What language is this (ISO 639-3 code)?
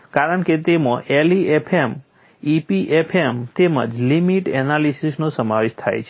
guj